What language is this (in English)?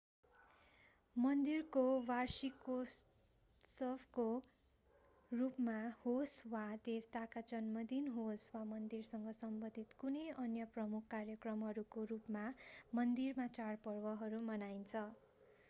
Nepali